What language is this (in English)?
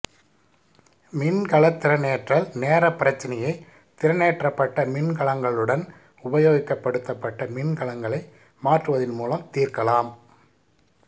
Tamil